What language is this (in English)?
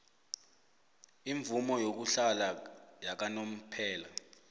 South Ndebele